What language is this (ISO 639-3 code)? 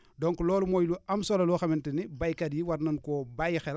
wol